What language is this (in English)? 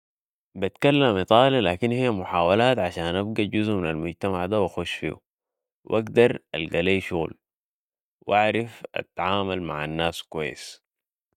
Sudanese Arabic